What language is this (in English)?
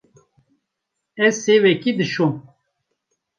Kurdish